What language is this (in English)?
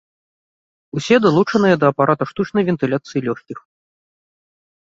Belarusian